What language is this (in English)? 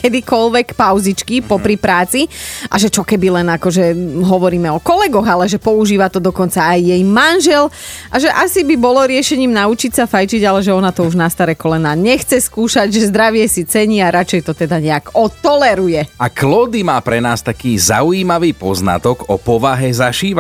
Slovak